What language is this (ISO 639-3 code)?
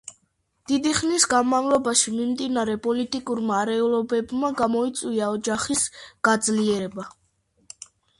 kat